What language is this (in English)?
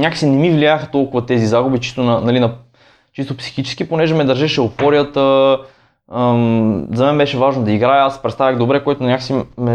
Bulgarian